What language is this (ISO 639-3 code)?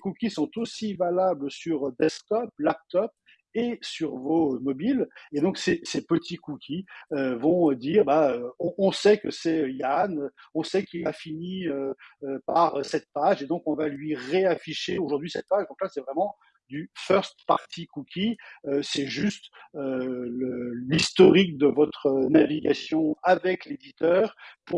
fra